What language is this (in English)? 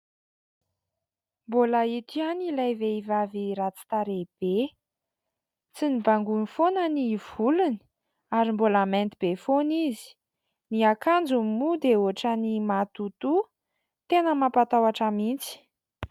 Malagasy